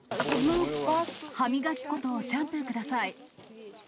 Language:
Japanese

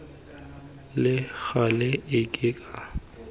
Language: Tswana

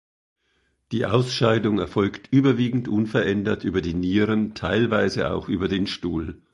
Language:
German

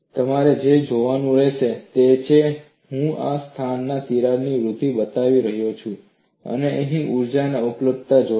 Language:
Gujarati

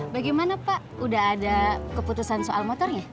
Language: Indonesian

